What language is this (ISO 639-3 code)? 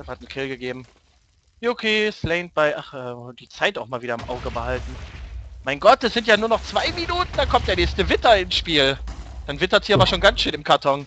deu